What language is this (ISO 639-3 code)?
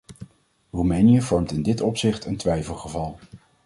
nld